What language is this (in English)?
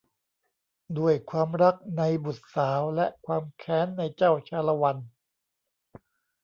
Thai